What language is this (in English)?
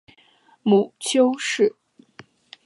Chinese